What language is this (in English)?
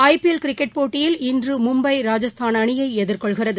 Tamil